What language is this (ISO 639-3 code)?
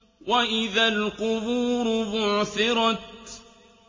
ara